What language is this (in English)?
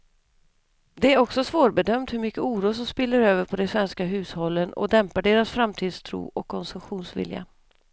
Swedish